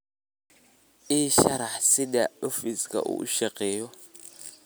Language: Somali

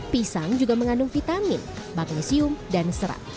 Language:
Indonesian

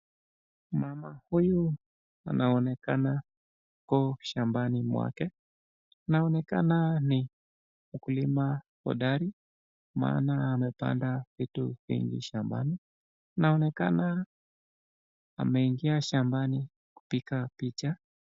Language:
Swahili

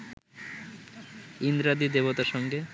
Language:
Bangla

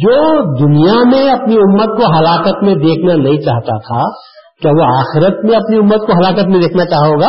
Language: Urdu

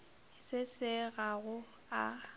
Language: Northern Sotho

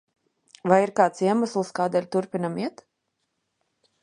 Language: Latvian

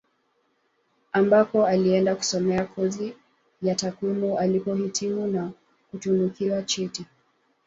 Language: Swahili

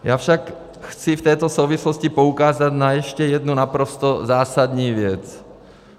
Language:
Czech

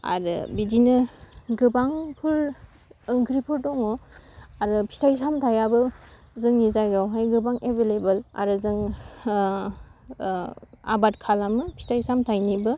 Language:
Bodo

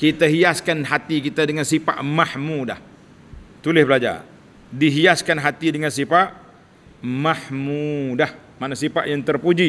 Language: Malay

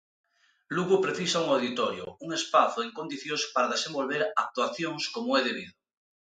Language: Galician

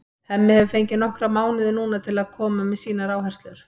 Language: Icelandic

